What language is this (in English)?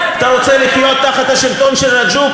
Hebrew